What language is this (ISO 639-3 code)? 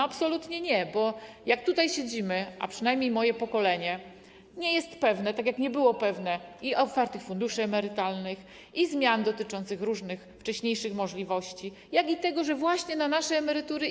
pol